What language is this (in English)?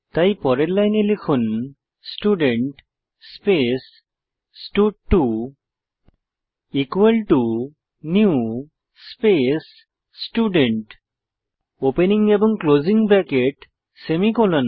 Bangla